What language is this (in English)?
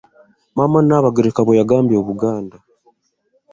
Ganda